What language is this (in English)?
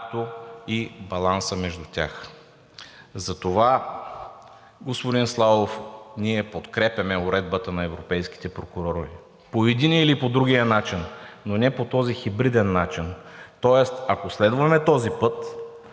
Bulgarian